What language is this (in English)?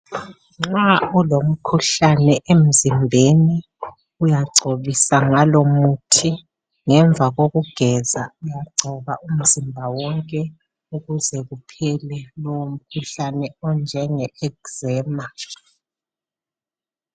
North Ndebele